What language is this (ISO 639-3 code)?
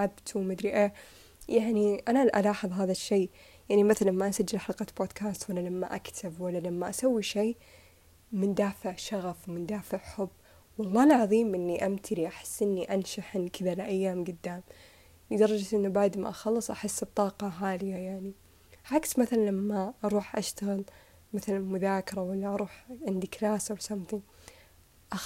ara